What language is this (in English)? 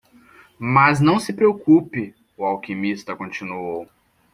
Portuguese